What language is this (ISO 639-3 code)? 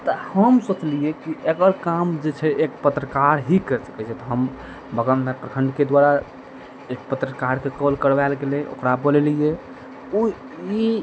mai